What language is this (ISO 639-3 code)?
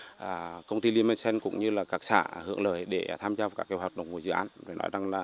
vie